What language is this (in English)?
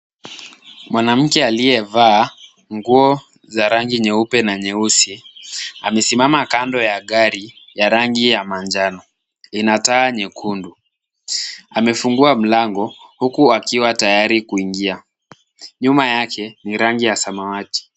Swahili